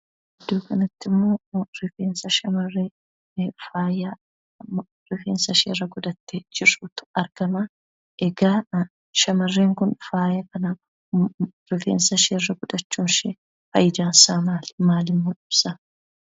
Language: Oromo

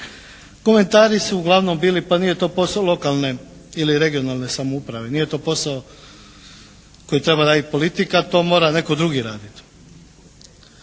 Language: Croatian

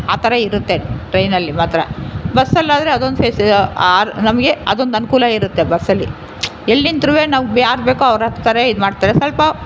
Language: Kannada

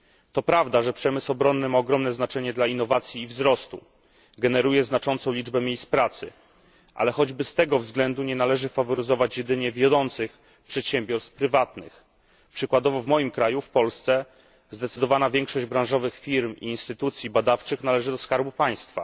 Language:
Polish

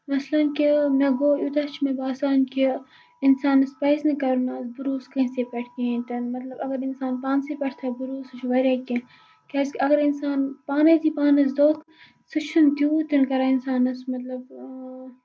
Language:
Kashmiri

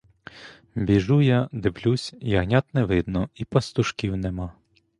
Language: Ukrainian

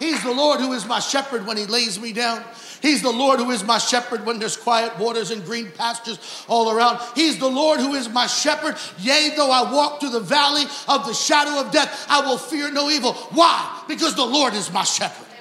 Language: English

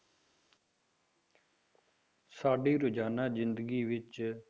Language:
Punjabi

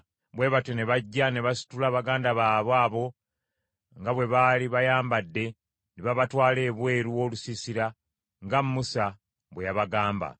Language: Ganda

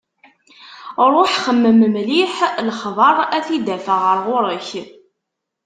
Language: Kabyle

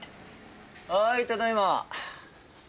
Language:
Japanese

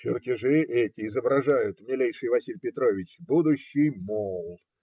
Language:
Russian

